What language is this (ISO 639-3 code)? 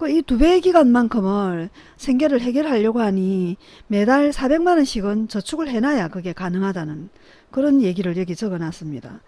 kor